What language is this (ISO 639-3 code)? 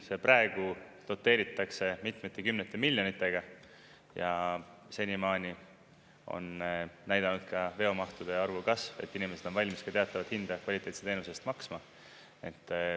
est